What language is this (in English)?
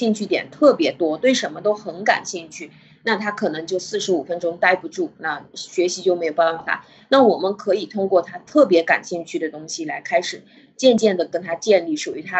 Chinese